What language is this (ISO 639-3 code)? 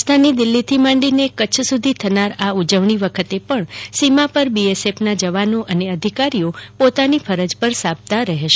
guj